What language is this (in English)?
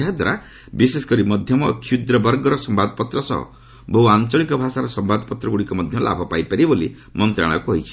Odia